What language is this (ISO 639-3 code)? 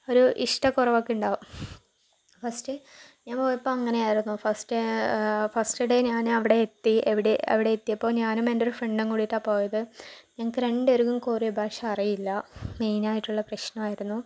mal